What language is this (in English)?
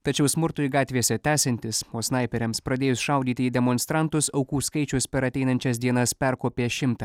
Lithuanian